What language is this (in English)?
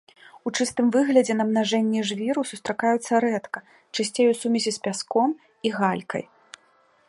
Belarusian